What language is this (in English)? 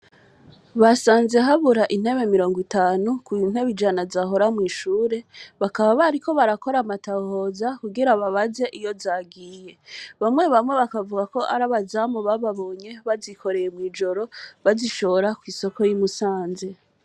Rundi